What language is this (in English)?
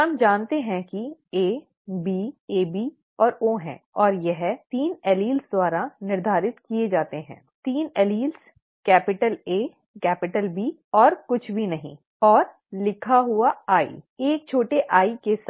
Hindi